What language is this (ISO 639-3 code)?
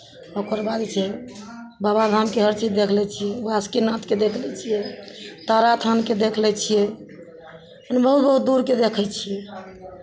mai